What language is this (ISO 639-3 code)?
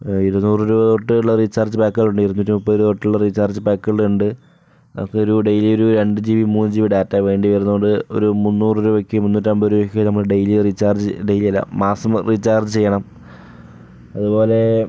mal